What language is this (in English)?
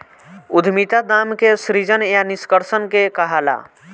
Bhojpuri